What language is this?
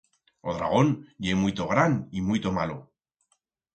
Aragonese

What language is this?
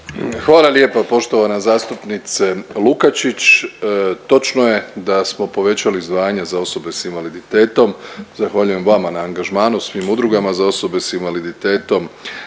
Croatian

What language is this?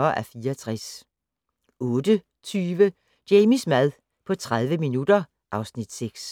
Danish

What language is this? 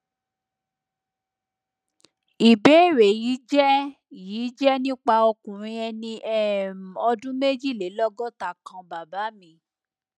Yoruba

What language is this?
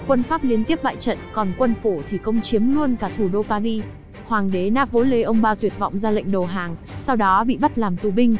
Vietnamese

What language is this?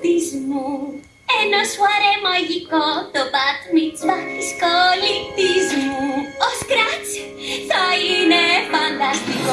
Greek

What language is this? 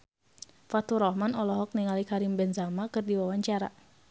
Sundanese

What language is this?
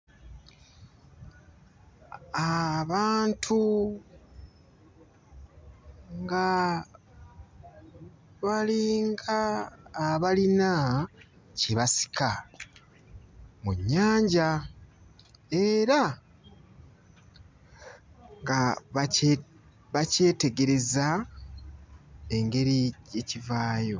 Ganda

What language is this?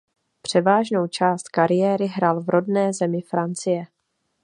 Czech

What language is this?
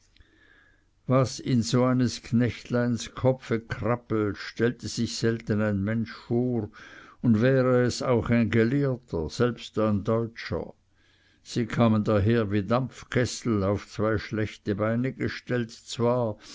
German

